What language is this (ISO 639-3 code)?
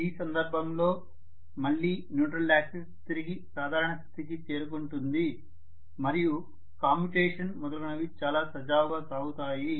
tel